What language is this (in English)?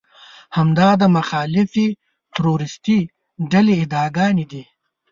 Pashto